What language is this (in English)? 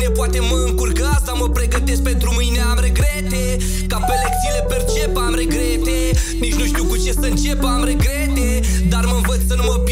Romanian